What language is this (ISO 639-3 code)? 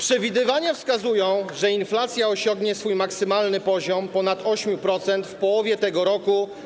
pol